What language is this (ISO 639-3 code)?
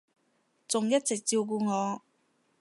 yue